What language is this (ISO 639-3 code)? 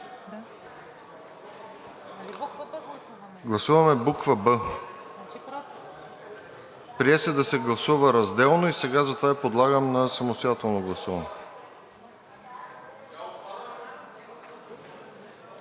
bul